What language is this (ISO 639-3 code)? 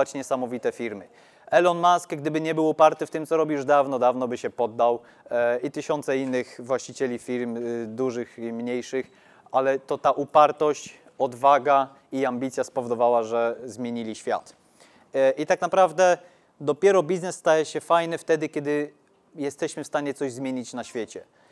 pol